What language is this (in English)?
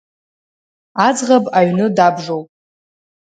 Abkhazian